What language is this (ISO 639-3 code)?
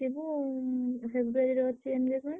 ori